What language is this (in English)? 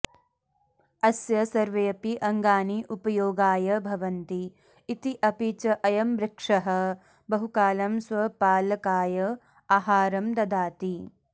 Sanskrit